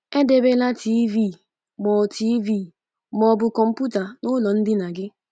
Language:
Igbo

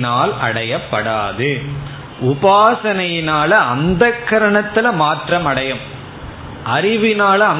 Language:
Tamil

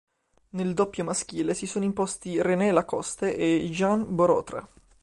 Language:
Italian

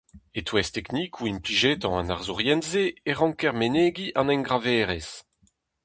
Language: Breton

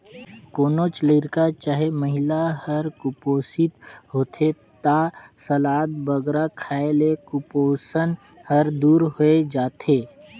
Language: Chhattisgarhi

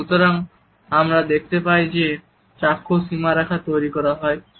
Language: Bangla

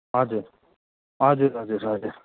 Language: Nepali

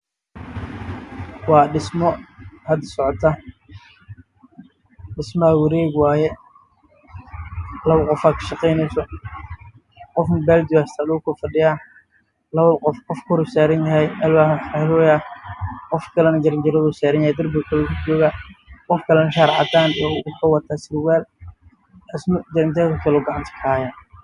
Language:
Somali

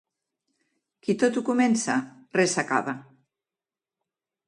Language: Catalan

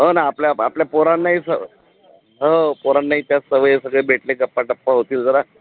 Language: Marathi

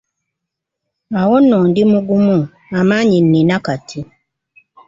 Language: Ganda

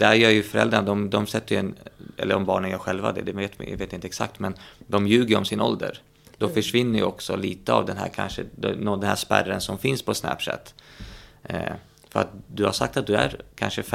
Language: Swedish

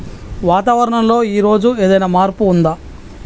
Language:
Telugu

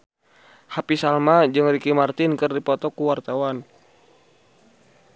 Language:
Sundanese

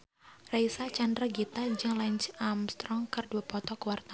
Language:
Sundanese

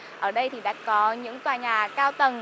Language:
Vietnamese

